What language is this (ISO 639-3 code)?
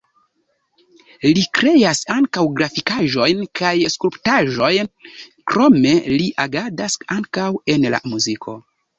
epo